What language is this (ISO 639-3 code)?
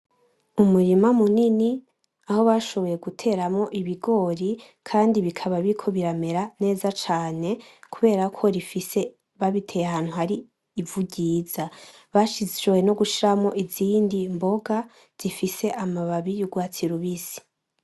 run